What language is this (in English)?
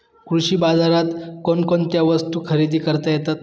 Marathi